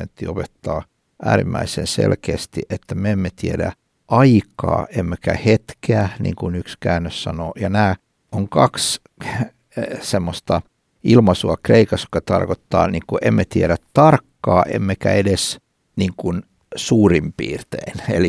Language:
Finnish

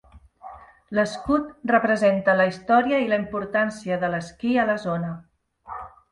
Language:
Catalan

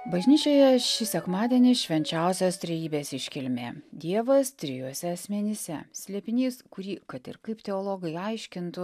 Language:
Lithuanian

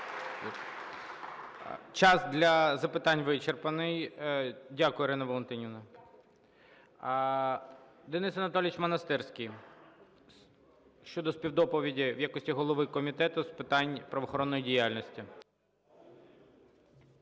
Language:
Ukrainian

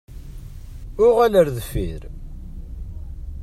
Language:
Kabyle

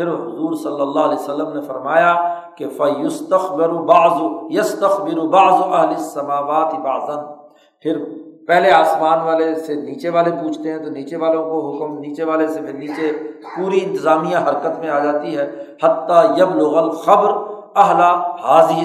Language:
Urdu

